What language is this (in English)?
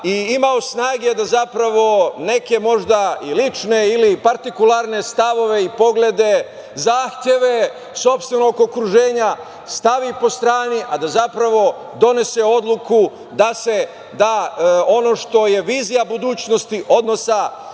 Serbian